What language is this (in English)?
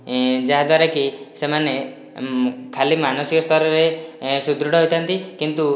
Odia